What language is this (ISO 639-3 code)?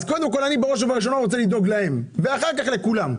heb